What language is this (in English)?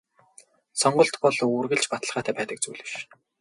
Mongolian